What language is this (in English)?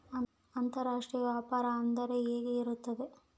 Kannada